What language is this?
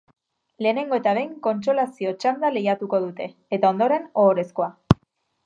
Basque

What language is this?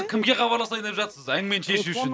Kazakh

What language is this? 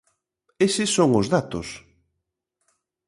Galician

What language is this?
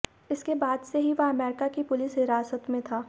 Hindi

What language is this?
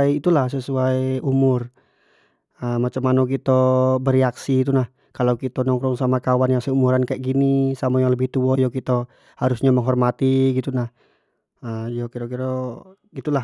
Jambi Malay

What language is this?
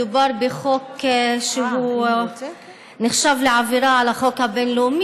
Hebrew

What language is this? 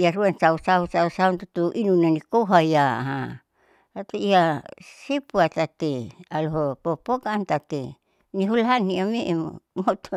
Saleman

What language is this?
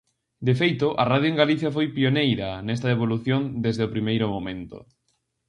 Galician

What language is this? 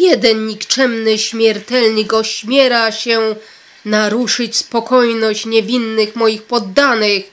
Polish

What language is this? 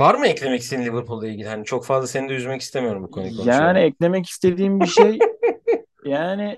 Turkish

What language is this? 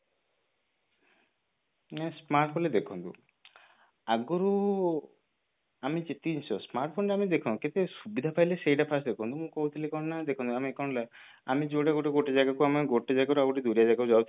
Odia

